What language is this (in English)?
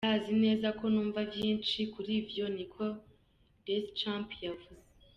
Kinyarwanda